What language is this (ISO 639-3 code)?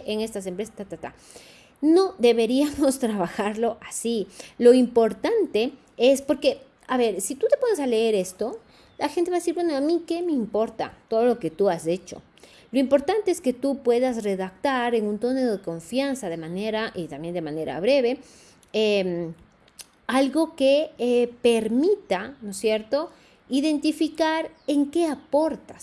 spa